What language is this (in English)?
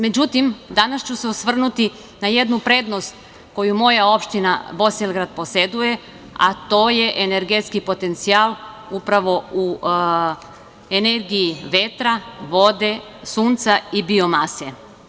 Serbian